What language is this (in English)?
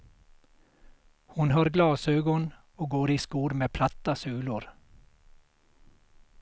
Swedish